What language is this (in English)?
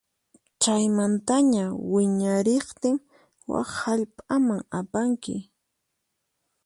Puno Quechua